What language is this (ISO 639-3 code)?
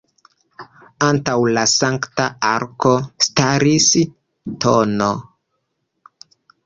epo